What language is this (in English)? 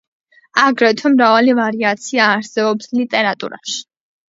Georgian